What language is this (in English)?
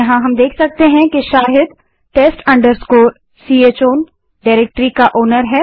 Hindi